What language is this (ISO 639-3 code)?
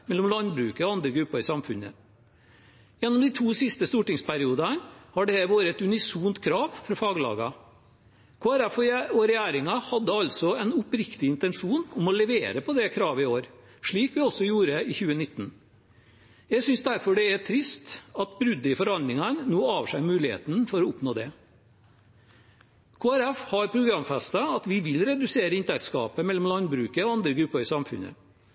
nob